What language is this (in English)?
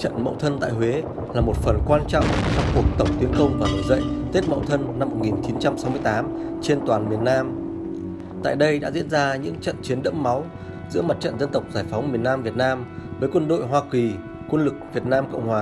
Vietnamese